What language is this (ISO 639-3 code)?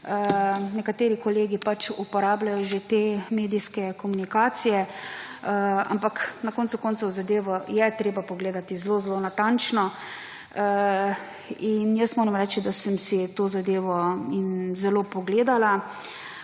slv